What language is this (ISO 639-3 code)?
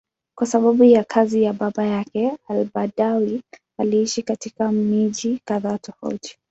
swa